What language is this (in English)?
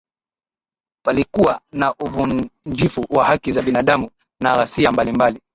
Swahili